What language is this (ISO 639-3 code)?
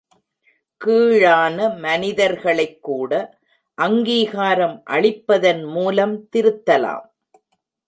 tam